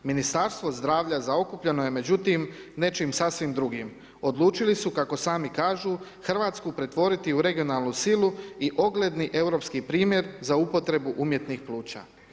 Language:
Croatian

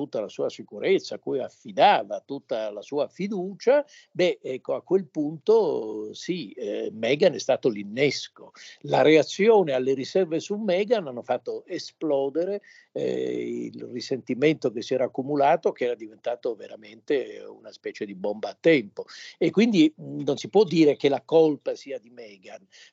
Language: Italian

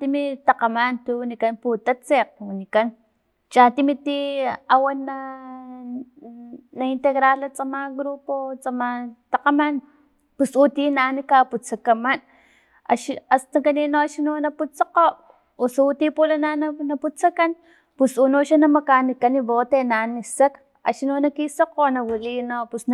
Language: Filomena Mata-Coahuitlán Totonac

